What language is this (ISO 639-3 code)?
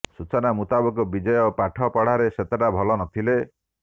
ori